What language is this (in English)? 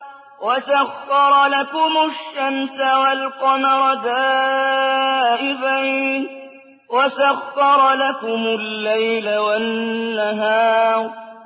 Arabic